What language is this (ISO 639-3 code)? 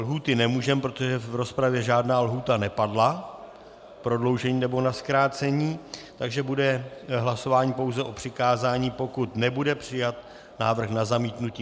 ces